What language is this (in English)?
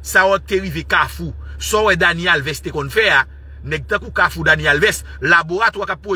French